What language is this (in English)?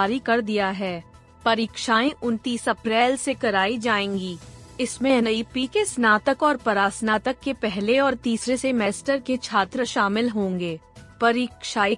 Hindi